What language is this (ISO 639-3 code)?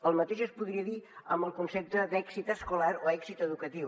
cat